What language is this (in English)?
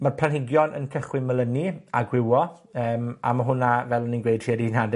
Welsh